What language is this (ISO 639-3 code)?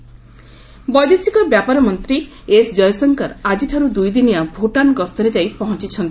ori